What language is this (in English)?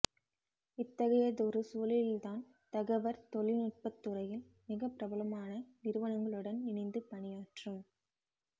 Tamil